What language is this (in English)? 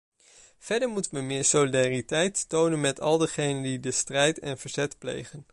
Dutch